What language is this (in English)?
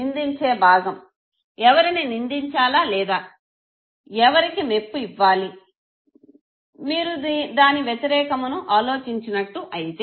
Telugu